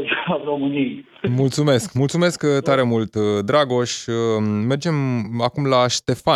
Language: Romanian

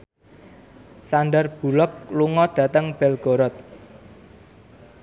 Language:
Javanese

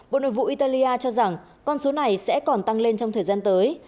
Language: Vietnamese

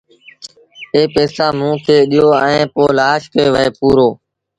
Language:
Sindhi Bhil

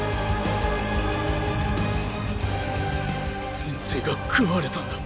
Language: Japanese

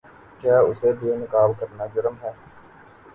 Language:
Urdu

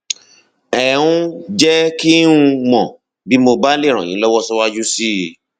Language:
Yoruba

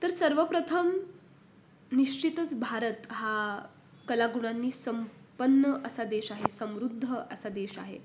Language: Marathi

